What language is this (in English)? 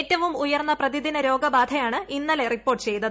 Malayalam